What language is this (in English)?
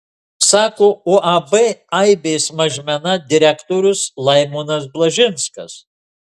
Lithuanian